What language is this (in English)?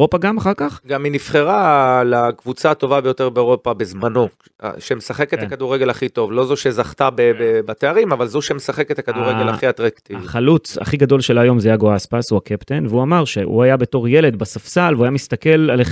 Hebrew